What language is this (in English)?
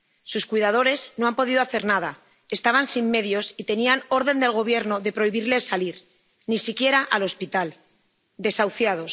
Spanish